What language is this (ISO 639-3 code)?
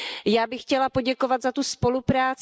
ces